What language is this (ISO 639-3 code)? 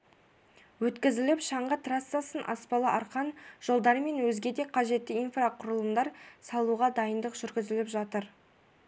kaz